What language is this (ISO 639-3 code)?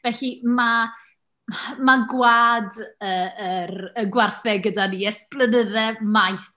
cym